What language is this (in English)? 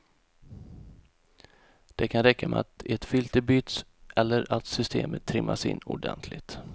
Swedish